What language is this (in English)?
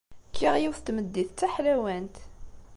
Kabyle